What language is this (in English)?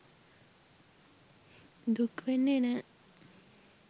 Sinhala